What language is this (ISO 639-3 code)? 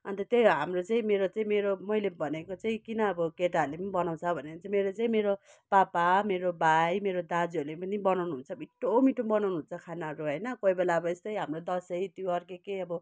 nep